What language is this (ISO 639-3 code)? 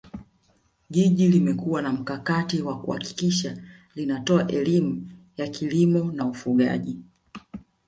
swa